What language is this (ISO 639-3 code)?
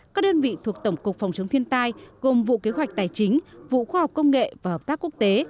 vie